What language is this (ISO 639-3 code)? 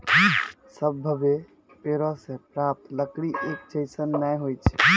mai